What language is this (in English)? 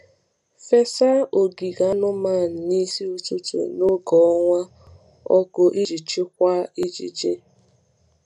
Igbo